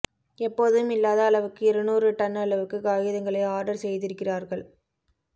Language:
Tamil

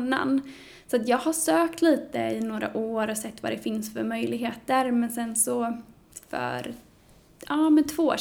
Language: Swedish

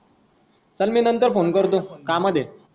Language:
Marathi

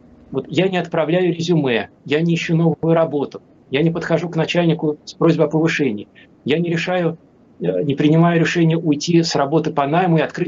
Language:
Russian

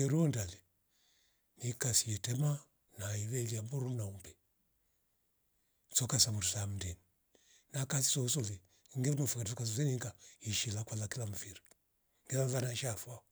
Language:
Rombo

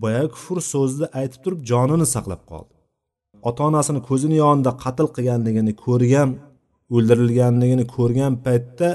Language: Bulgarian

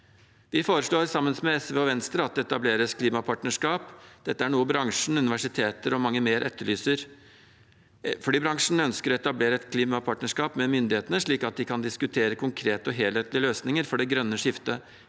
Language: Norwegian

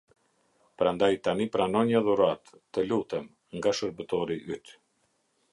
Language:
Albanian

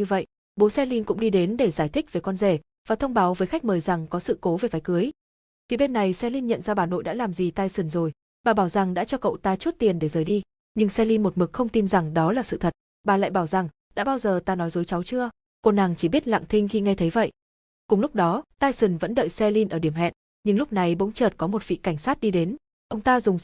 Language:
Vietnamese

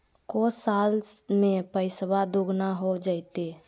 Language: Magahi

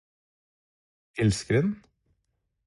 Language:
Norwegian Bokmål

